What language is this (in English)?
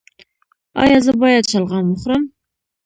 Pashto